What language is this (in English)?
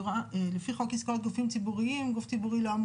Hebrew